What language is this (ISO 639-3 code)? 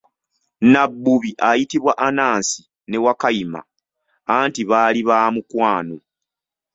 lug